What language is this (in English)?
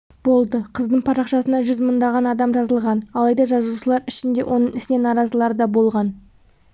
Kazakh